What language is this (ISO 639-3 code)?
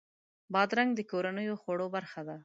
pus